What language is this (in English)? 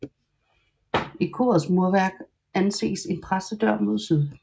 Danish